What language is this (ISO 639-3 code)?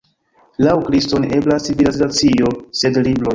epo